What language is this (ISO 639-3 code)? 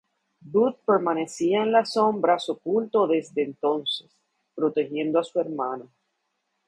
spa